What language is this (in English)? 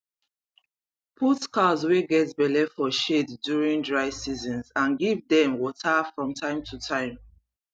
Nigerian Pidgin